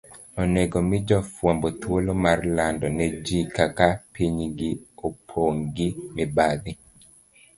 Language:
Luo (Kenya and Tanzania)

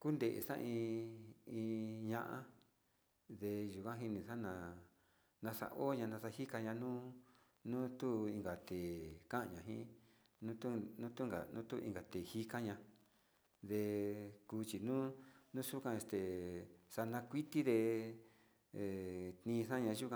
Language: Sinicahua Mixtec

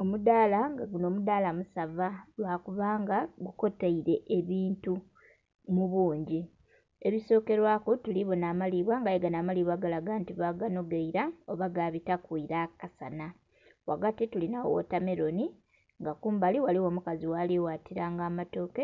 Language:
Soga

